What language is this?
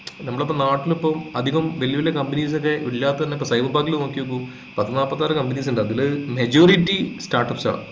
Malayalam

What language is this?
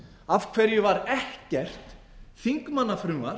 Icelandic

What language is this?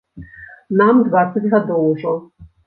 Belarusian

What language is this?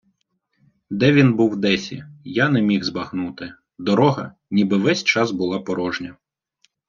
Ukrainian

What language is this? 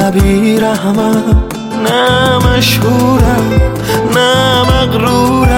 Persian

